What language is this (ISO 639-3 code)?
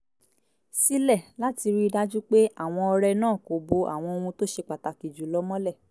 yor